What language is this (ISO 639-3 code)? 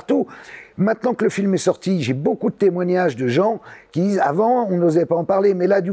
fra